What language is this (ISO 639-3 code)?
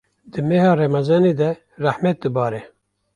kur